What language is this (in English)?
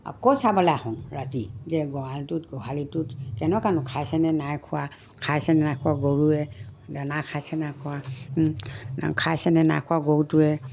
Assamese